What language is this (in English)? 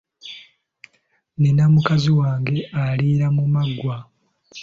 Ganda